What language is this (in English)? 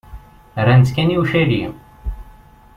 Kabyle